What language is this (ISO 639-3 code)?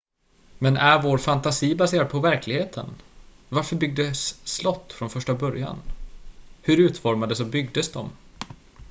swe